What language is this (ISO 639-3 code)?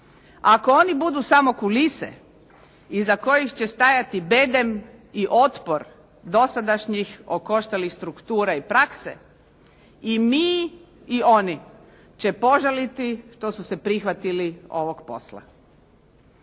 hrv